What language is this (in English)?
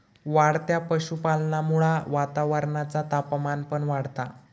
Marathi